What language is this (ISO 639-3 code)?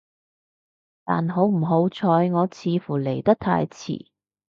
yue